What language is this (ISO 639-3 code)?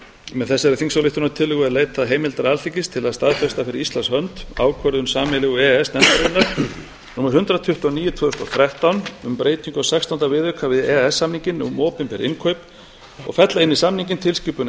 isl